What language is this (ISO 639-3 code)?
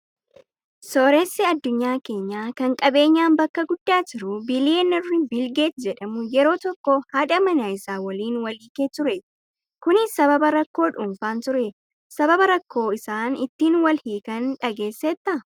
orm